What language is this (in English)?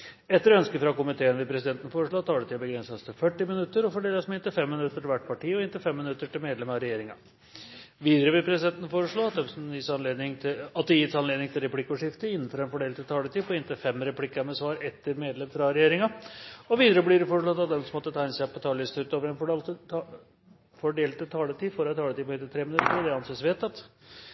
Norwegian Bokmål